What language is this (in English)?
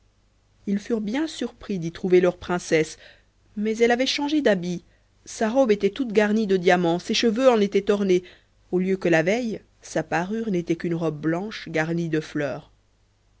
French